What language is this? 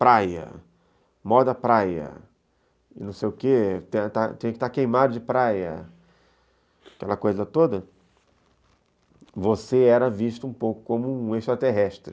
Portuguese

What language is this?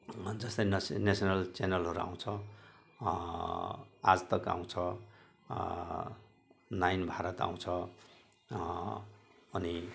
Nepali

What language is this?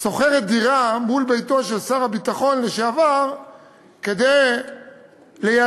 Hebrew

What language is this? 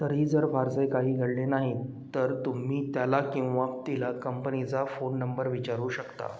Marathi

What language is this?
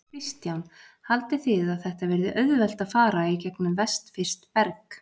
Icelandic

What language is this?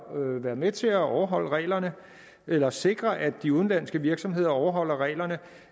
Danish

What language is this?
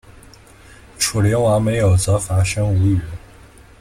Chinese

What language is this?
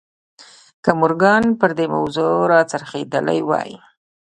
Pashto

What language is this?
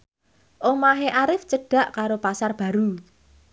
Javanese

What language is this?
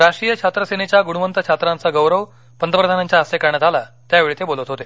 Marathi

